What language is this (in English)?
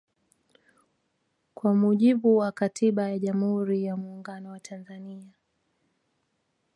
Swahili